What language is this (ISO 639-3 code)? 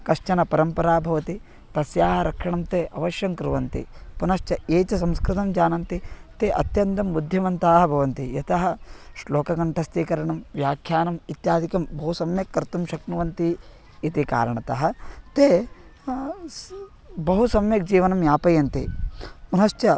san